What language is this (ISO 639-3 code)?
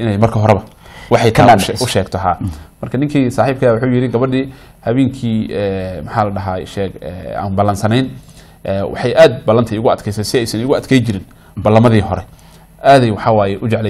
ara